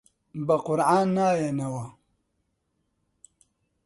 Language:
Central Kurdish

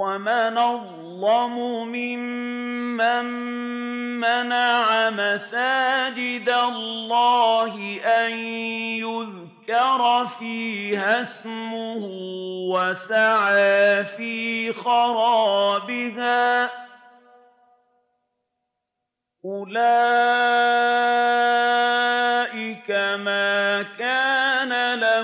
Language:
Arabic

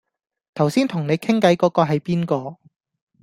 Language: Cantonese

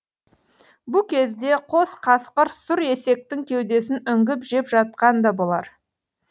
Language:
Kazakh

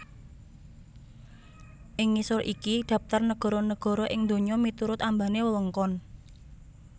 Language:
Javanese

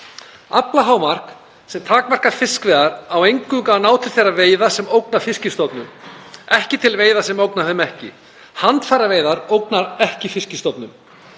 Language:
Icelandic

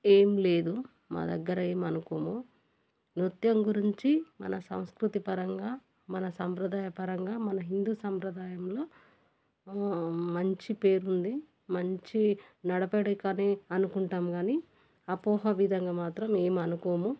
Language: Telugu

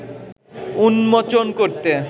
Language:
Bangla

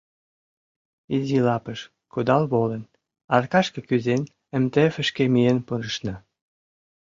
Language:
Mari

